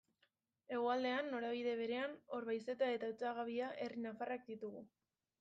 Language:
Basque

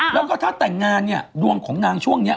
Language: Thai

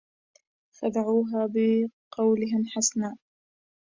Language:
Arabic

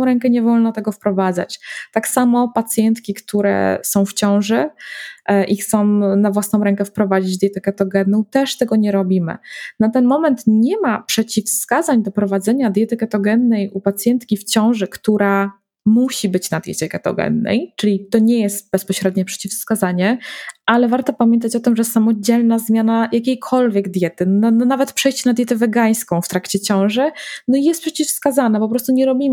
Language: Polish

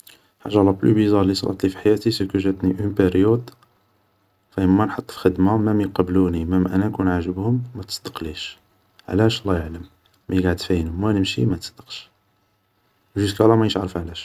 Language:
Algerian Arabic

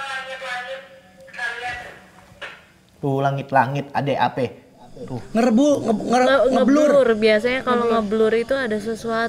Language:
Indonesian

